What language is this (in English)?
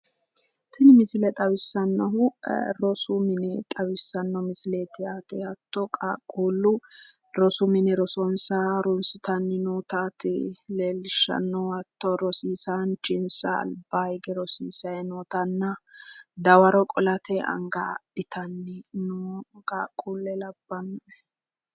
Sidamo